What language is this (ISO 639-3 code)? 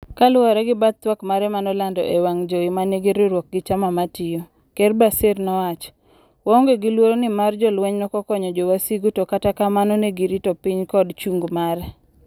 luo